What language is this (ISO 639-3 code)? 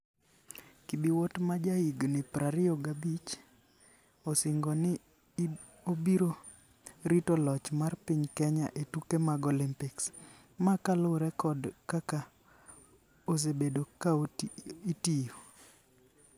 luo